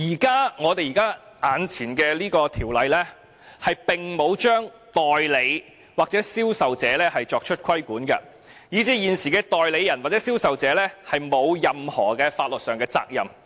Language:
Cantonese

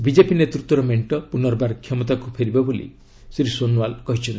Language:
Odia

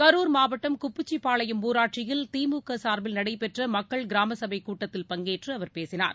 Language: Tamil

